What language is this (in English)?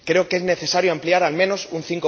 Spanish